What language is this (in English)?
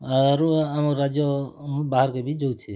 Odia